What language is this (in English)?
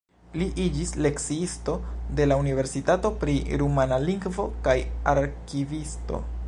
Esperanto